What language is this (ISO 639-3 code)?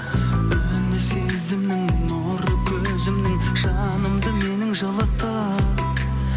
kaz